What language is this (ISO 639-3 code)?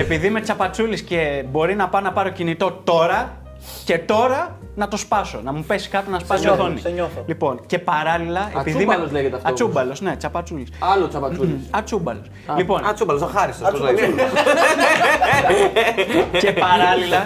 ell